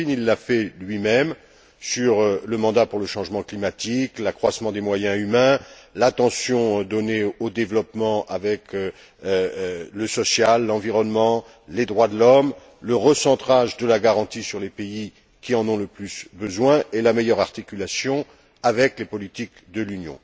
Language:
French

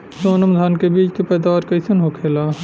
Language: Bhojpuri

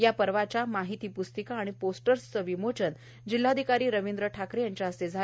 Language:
Marathi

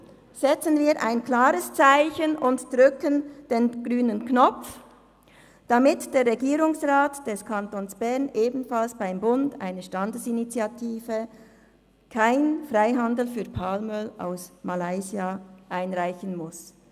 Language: Swiss German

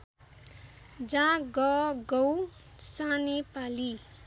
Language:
Nepali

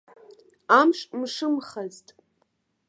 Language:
Abkhazian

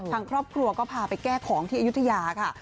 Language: Thai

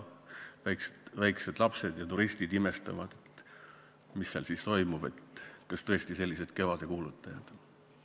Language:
Estonian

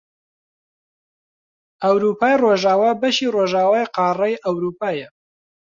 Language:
Central Kurdish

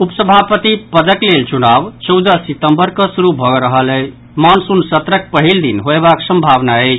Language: Maithili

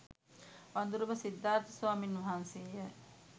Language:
Sinhala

